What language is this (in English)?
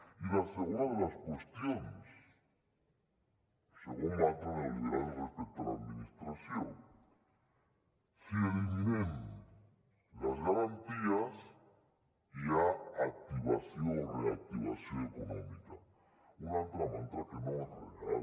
Catalan